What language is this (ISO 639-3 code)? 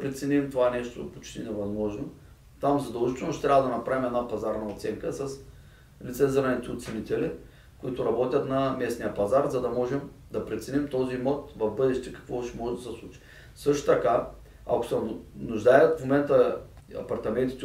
bul